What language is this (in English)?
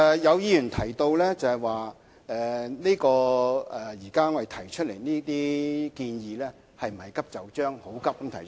Cantonese